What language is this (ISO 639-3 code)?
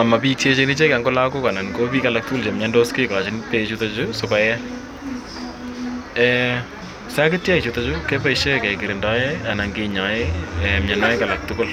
kln